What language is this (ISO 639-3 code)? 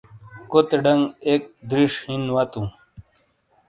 scl